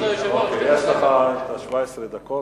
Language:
Hebrew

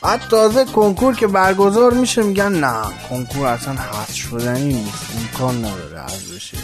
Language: Persian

